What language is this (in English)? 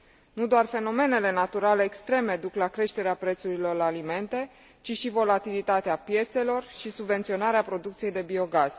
Romanian